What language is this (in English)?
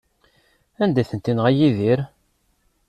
Kabyle